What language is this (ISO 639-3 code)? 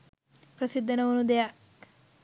sin